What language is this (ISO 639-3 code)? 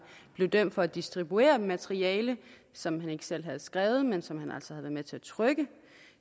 dan